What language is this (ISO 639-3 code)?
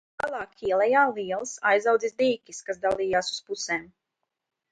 lav